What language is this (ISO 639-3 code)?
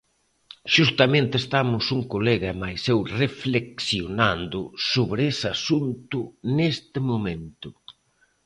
glg